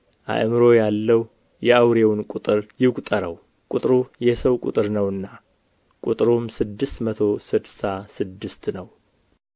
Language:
Amharic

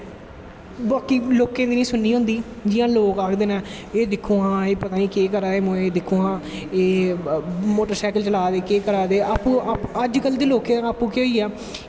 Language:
Dogri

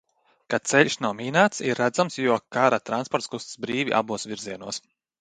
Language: Latvian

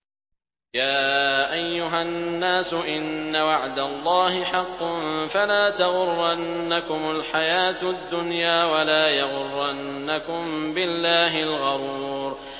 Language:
Arabic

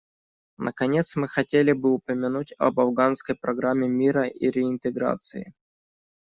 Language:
Russian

